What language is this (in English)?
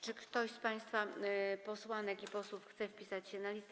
Polish